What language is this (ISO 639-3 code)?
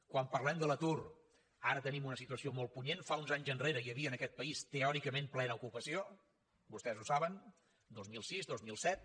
cat